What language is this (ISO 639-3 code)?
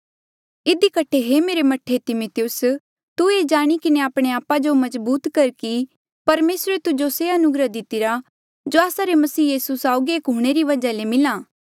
mjl